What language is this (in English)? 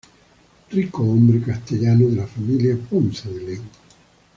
Spanish